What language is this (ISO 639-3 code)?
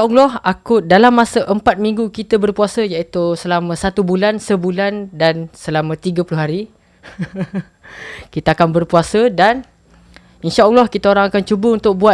msa